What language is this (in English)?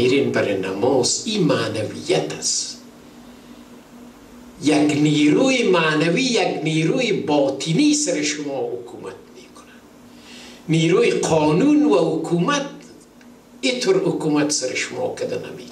Persian